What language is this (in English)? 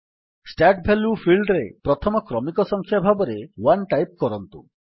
Odia